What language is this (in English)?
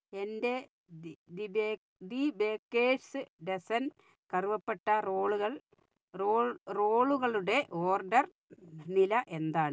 Malayalam